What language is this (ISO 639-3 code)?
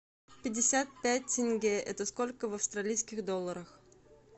rus